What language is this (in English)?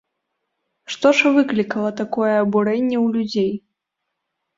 Belarusian